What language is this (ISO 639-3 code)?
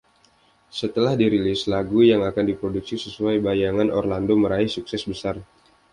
ind